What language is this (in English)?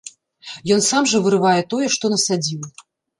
Belarusian